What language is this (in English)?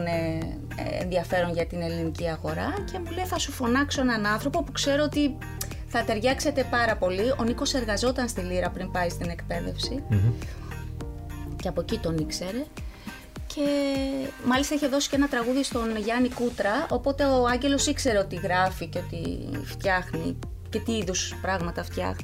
Greek